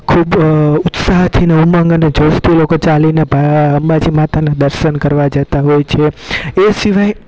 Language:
Gujarati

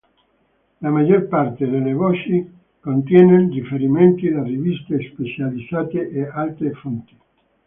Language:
Italian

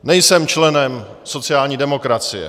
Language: Czech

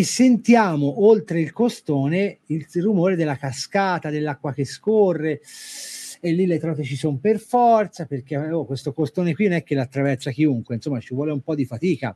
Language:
Italian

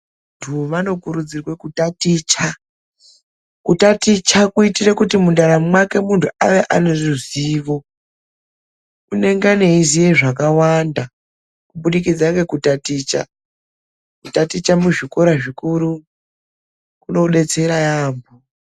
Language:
Ndau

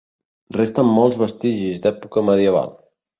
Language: Catalan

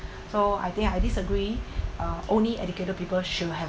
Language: English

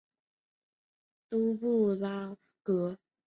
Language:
Chinese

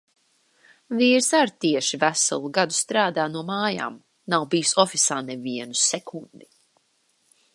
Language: Latvian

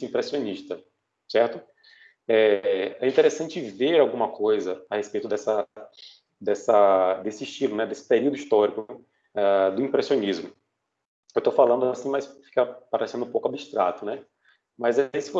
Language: Portuguese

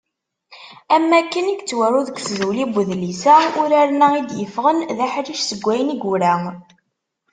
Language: Kabyle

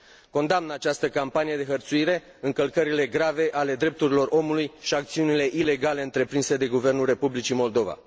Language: Romanian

